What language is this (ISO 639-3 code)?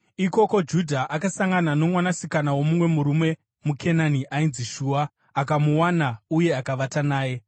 sna